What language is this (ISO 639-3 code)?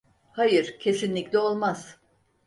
tur